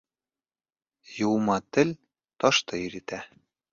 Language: Bashkir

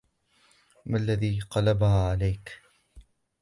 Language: Arabic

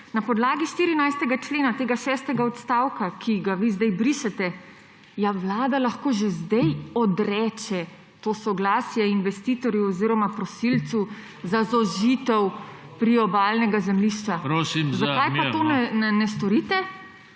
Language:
Slovenian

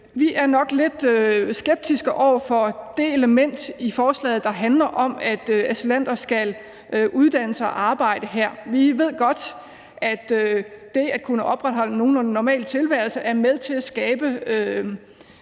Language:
Danish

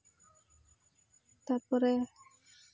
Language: Santali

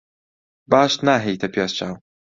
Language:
Central Kurdish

